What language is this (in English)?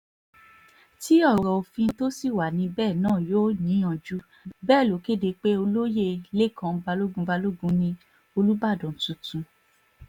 Yoruba